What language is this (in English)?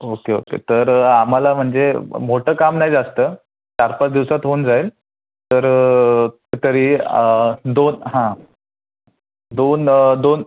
Marathi